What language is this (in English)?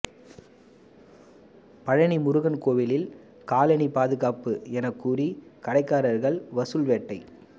Tamil